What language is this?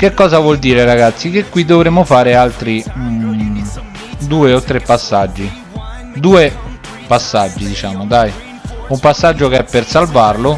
Italian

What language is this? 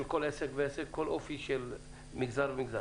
Hebrew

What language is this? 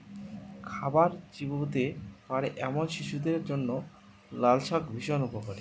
Bangla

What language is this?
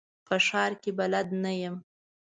Pashto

